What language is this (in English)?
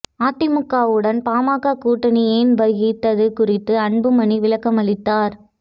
Tamil